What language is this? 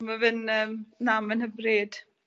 Welsh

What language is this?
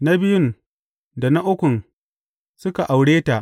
Hausa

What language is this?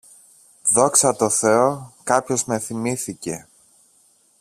Greek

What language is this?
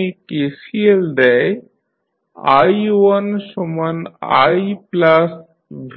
Bangla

